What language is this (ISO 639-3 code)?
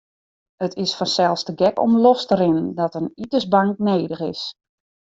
fry